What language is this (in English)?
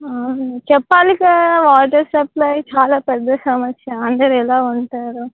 Telugu